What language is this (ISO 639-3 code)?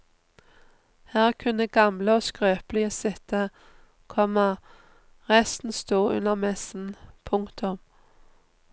nor